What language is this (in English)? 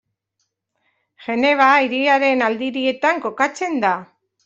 Basque